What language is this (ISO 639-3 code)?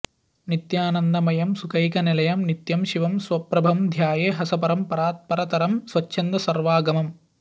san